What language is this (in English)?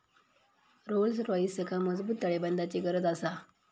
Marathi